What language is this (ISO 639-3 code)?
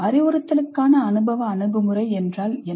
tam